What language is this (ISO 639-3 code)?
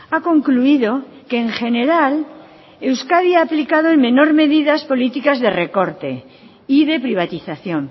spa